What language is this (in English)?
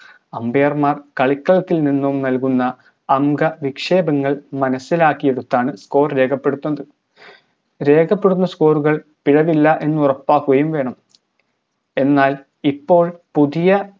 Malayalam